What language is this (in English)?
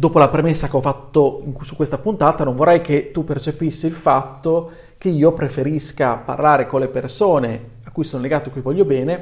Italian